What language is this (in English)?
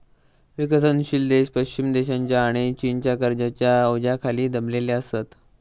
Marathi